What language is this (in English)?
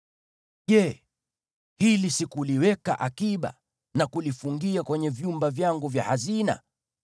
Swahili